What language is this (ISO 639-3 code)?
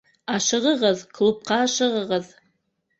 bak